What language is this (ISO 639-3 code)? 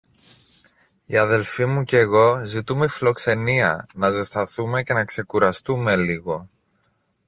ell